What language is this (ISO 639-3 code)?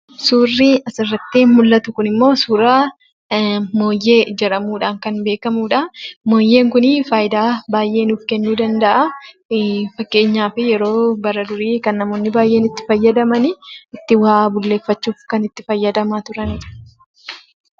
orm